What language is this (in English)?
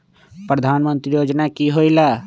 Magahi